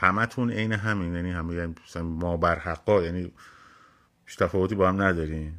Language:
Persian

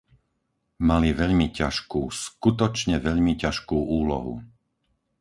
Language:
Slovak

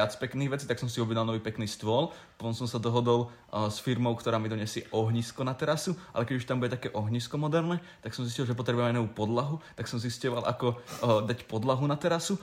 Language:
Slovak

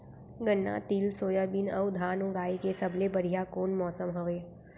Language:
Chhattisgarhi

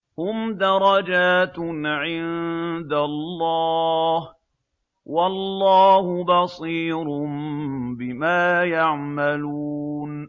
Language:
Arabic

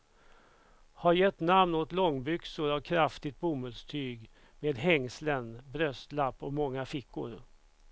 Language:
Swedish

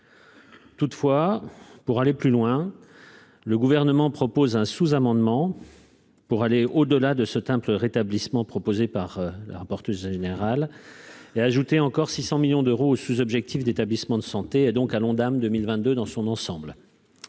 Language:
French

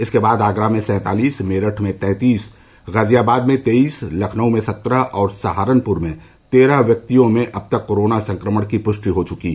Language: Hindi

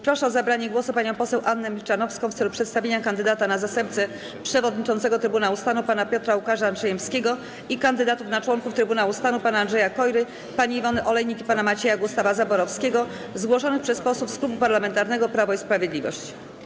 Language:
Polish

